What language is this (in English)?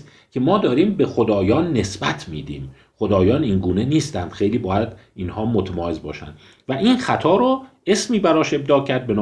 Persian